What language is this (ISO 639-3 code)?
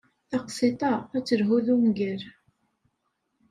kab